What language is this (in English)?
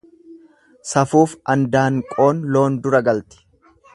Oromo